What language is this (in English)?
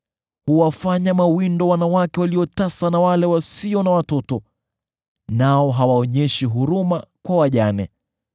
Swahili